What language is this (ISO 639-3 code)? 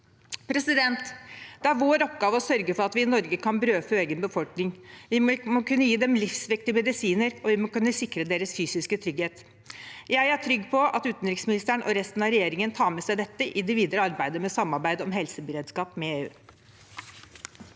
nor